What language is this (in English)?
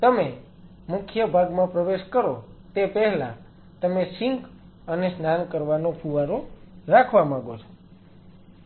Gujarati